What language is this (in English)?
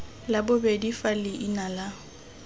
Tswana